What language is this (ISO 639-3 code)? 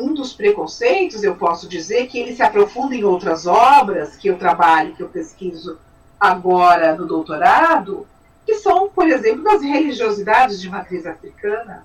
por